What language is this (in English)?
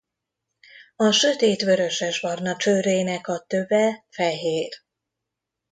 Hungarian